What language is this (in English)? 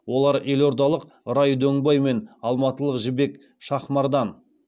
Kazakh